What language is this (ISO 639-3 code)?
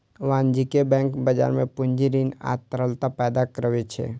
mai